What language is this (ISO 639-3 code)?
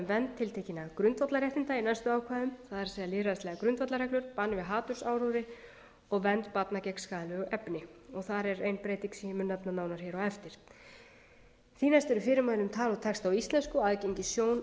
isl